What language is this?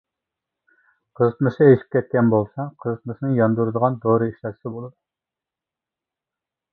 Uyghur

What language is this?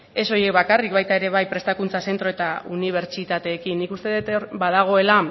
Basque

